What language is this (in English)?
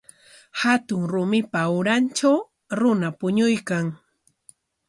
Corongo Ancash Quechua